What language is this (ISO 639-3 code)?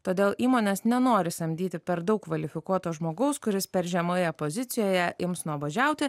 lit